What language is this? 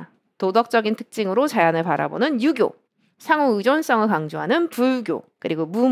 Korean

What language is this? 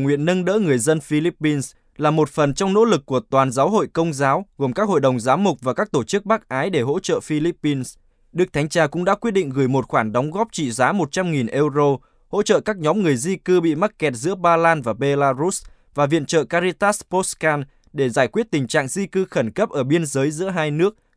Vietnamese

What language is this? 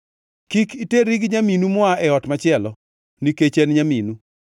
Luo (Kenya and Tanzania)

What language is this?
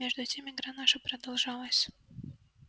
Russian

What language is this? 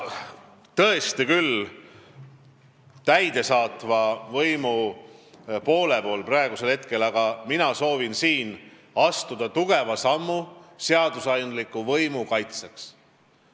Estonian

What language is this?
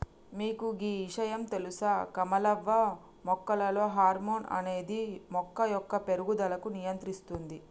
Telugu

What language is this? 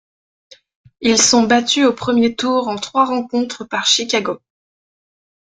French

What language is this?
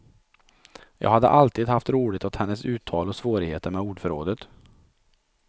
Swedish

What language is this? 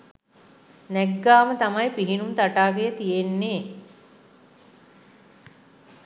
Sinhala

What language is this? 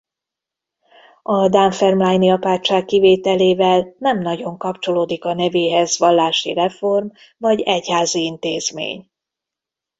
Hungarian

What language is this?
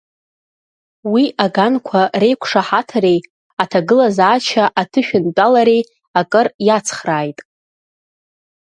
Abkhazian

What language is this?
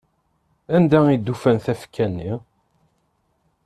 Kabyle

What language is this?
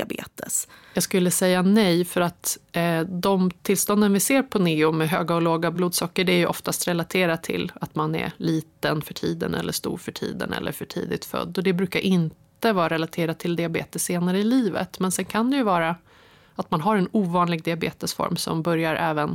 Swedish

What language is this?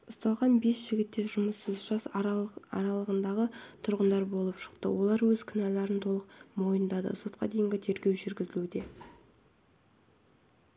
Kazakh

